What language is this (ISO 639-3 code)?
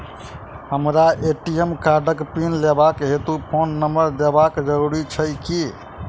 mai